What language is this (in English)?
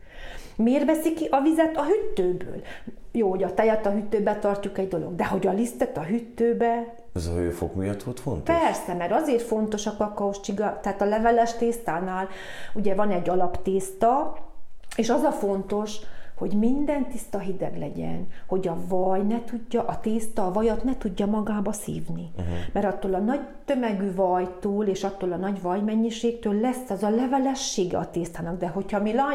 Hungarian